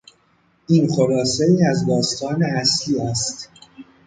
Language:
Persian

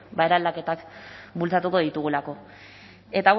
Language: Basque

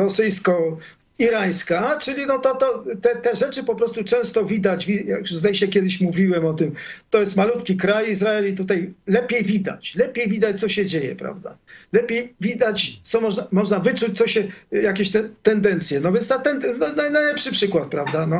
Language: Polish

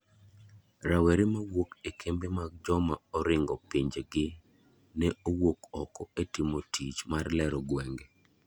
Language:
Luo (Kenya and Tanzania)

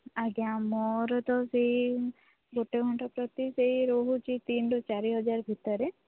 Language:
Odia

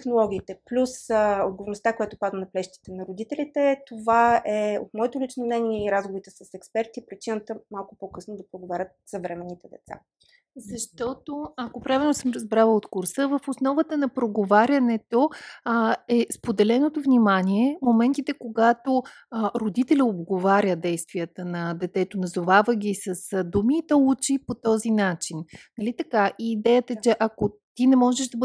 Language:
Bulgarian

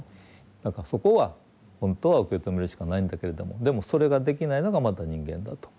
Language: Japanese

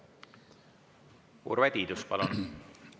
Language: Estonian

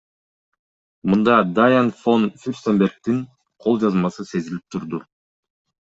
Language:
Kyrgyz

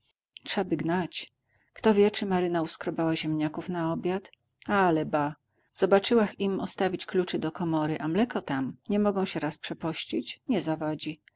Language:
Polish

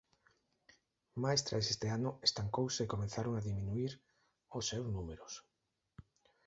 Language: Galician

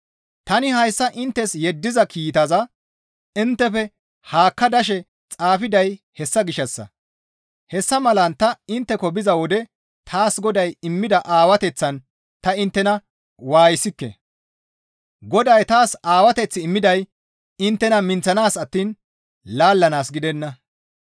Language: Gamo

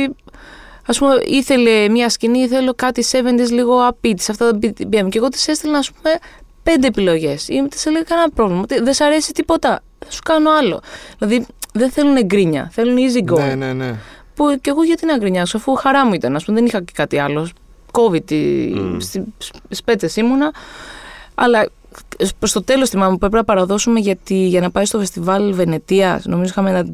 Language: Greek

